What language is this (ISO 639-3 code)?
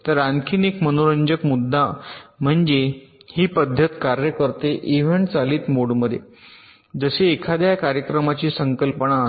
mar